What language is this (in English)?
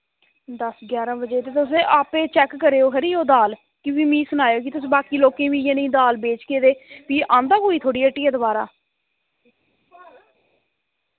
Dogri